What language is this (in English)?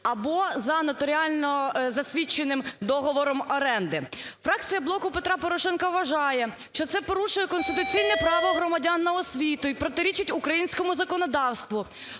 Ukrainian